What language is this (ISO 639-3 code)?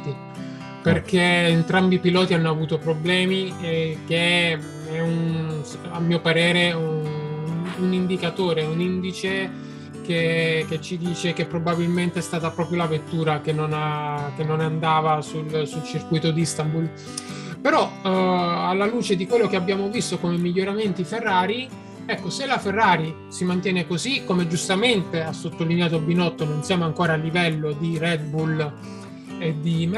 ita